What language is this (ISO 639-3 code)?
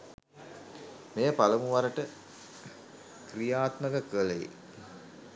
sin